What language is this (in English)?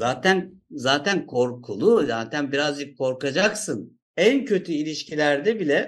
Turkish